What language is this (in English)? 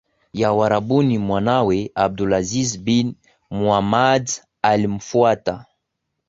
Swahili